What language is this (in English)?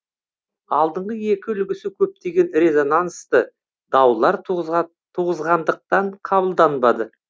Kazakh